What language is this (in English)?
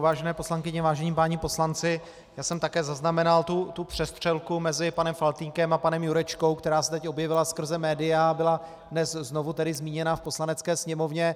Czech